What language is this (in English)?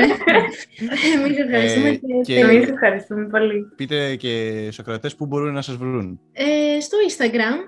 Greek